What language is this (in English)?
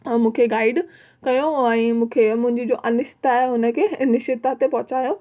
Sindhi